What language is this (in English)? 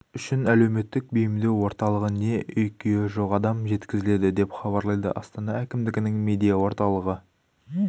Kazakh